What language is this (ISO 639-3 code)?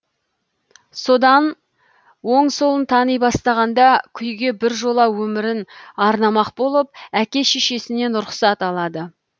kaz